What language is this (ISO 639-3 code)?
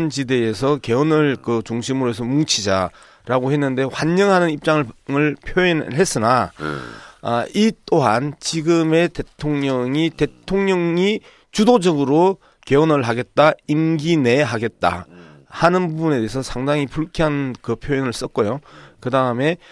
kor